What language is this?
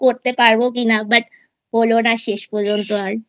Bangla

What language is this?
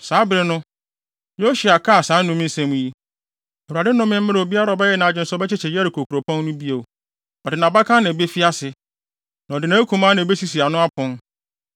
Akan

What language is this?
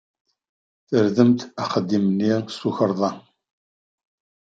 Kabyle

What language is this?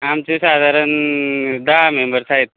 Marathi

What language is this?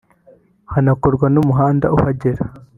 Kinyarwanda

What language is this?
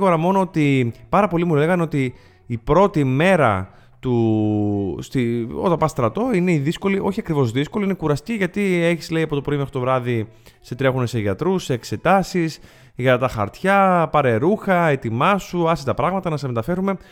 Greek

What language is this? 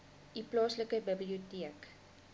Afrikaans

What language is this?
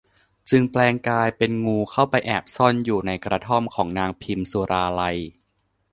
Thai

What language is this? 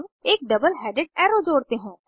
Hindi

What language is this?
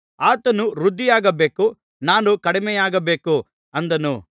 Kannada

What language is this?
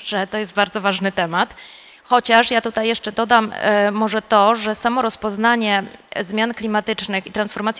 Polish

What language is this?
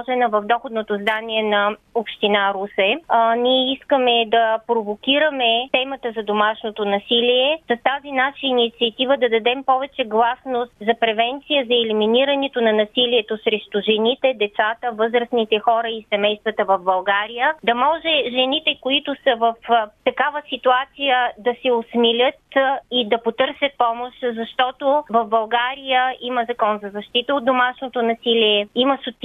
Bulgarian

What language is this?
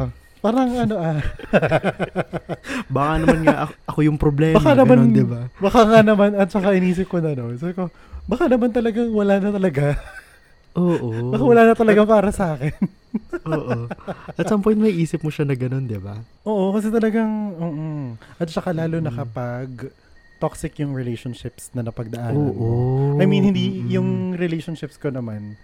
Filipino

